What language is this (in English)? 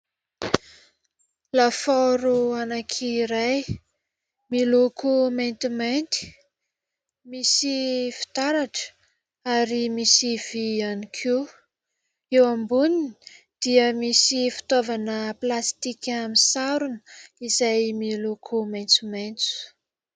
Malagasy